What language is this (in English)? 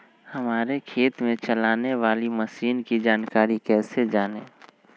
Magahi